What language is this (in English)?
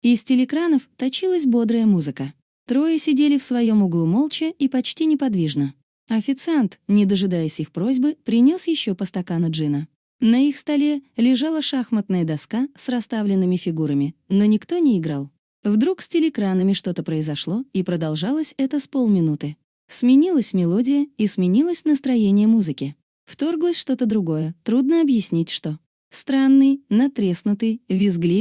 Russian